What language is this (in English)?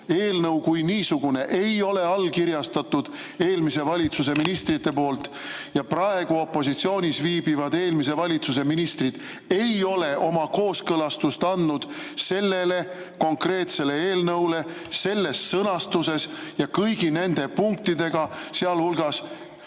Estonian